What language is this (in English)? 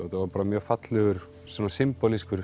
Icelandic